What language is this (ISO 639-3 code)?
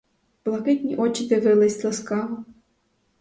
ukr